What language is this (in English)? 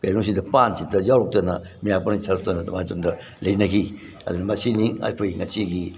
Manipuri